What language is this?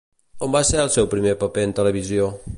Catalan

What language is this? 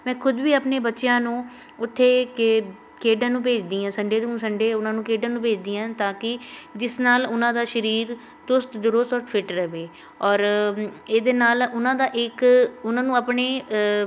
Punjabi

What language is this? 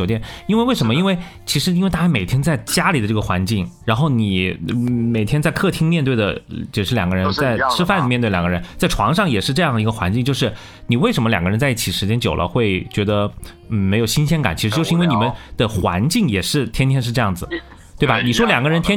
Chinese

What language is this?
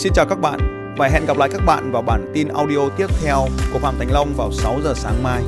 Vietnamese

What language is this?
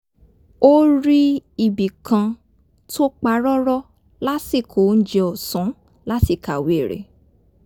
Yoruba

